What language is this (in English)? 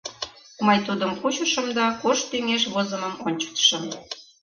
Mari